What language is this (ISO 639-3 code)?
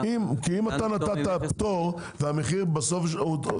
heb